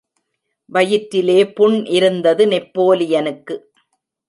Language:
Tamil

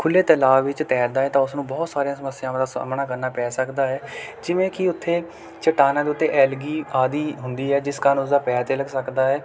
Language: Punjabi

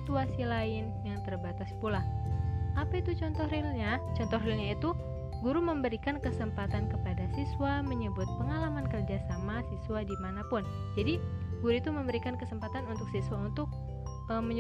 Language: Indonesian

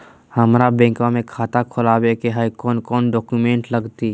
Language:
Magahi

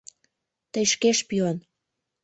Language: Mari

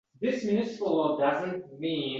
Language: Uzbek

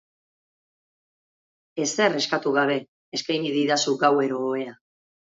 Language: Basque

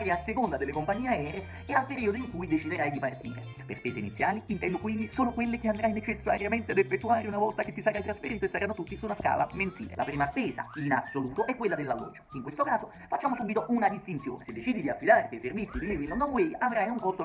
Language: Italian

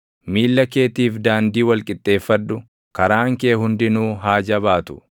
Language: Oromo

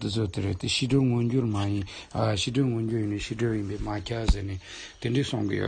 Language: Romanian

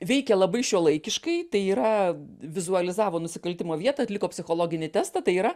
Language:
Lithuanian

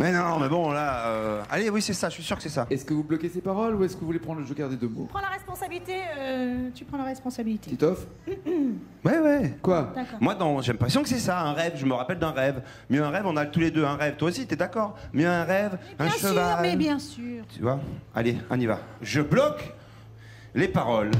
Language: French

